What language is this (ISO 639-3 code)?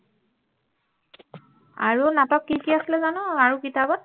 asm